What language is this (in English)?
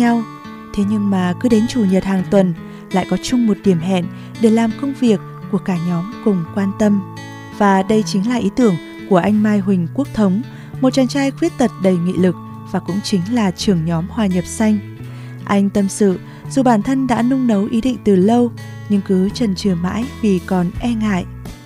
Vietnamese